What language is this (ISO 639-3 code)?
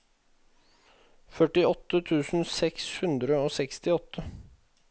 nor